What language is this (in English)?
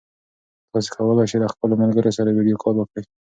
Pashto